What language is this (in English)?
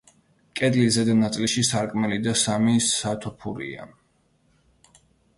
Georgian